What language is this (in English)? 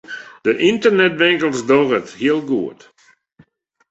Western Frisian